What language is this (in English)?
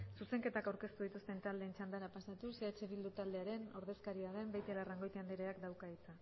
Basque